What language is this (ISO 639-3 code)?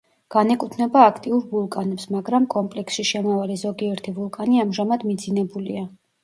kat